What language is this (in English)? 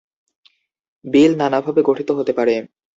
Bangla